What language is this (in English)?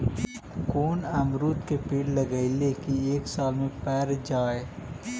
Magahi